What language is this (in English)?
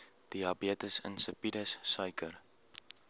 Afrikaans